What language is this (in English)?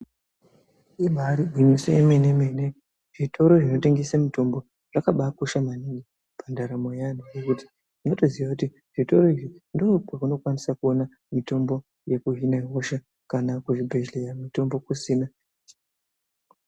Ndau